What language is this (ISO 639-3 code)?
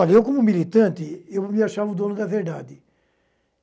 por